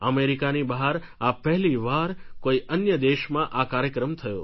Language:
Gujarati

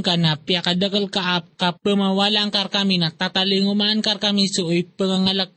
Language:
Filipino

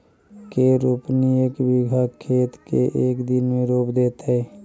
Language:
Magahi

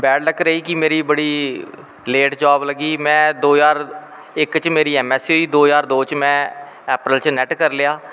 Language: Dogri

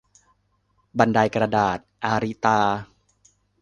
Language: Thai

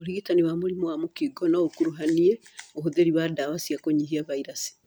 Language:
Kikuyu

